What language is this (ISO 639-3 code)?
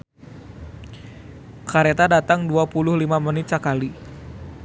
sun